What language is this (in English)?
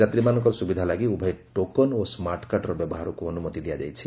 Odia